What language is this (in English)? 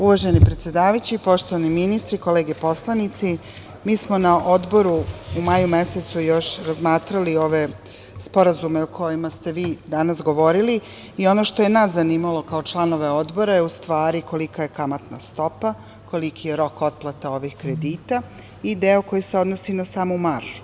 Serbian